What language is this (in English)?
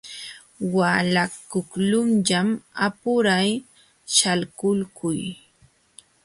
Jauja Wanca Quechua